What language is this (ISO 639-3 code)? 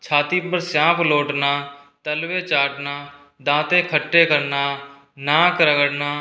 hin